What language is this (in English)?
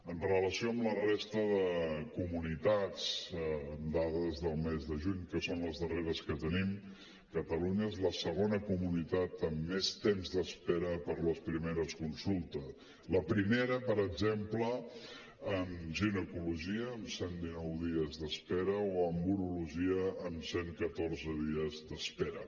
Catalan